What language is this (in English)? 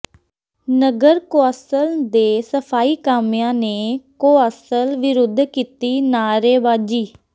Punjabi